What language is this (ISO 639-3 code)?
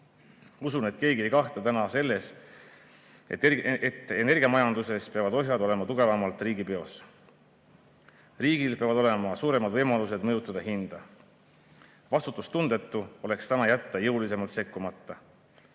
est